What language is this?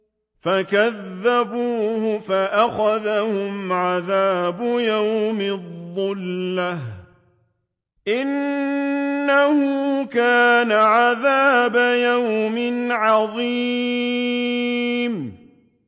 Arabic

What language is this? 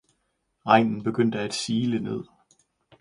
Danish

